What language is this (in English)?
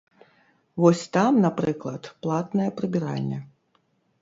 Belarusian